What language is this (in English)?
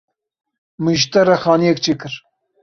Kurdish